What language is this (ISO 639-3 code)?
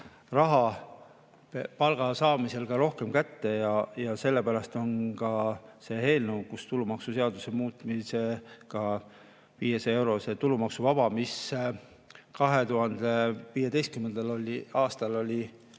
est